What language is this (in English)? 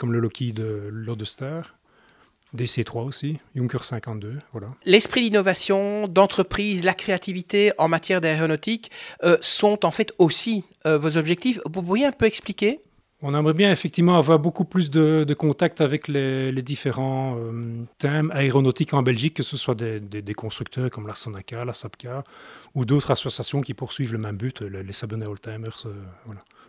French